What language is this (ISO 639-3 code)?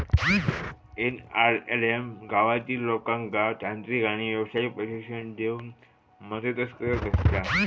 mar